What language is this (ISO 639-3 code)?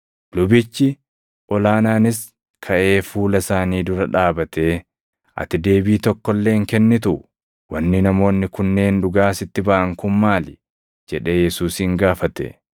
orm